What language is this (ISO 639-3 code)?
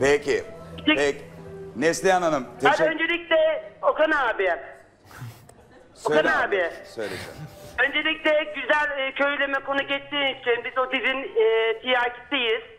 tur